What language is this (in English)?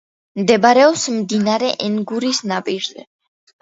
Georgian